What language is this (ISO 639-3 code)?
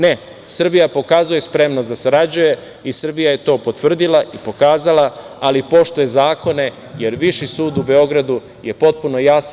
srp